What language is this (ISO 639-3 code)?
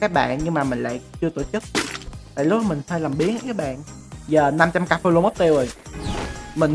vie